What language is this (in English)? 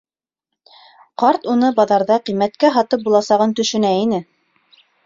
Bashkir